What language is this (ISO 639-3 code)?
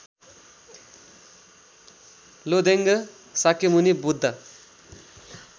nep